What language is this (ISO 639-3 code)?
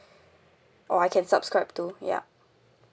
eng